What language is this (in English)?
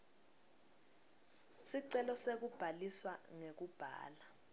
Swati